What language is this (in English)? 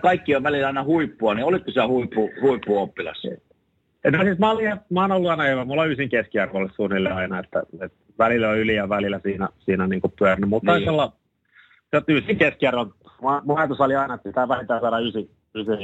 Finnish